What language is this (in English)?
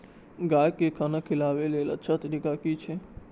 Maithili